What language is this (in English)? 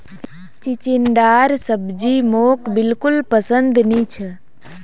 Magahi